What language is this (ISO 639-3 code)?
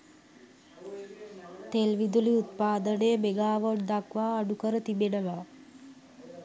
sin